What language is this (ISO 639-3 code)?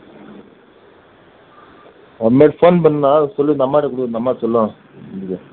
tam